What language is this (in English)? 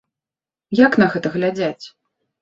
Belarusian